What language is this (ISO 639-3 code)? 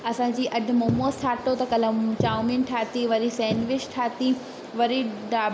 snd